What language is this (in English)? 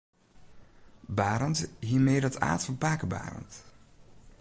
Western Frisian